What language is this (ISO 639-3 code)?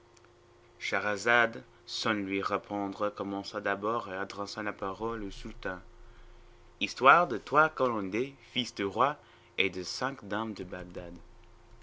fra